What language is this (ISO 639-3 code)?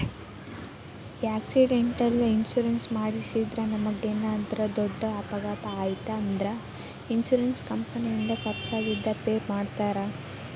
kan